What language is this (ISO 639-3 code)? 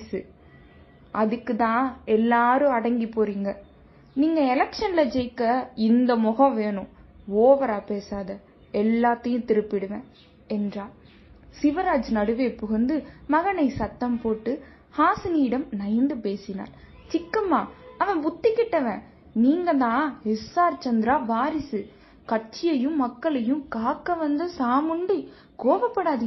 tam